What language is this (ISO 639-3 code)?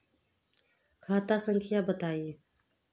mag